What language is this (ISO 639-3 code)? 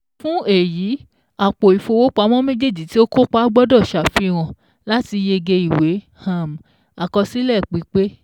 yor